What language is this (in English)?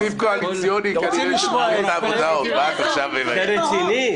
Hebrew